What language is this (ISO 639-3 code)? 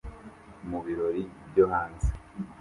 kin